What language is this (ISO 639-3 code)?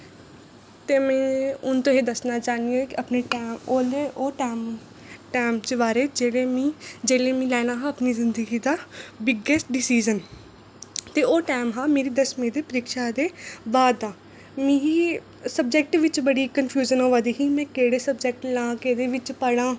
doi